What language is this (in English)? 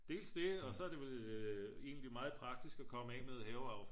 Danish